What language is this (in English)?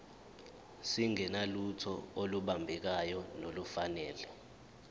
Zulu